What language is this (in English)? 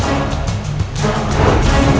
Indonesian